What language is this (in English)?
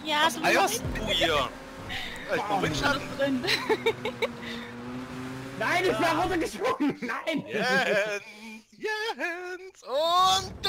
German